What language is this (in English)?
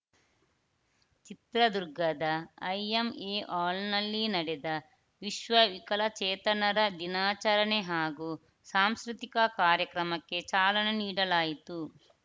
Kannada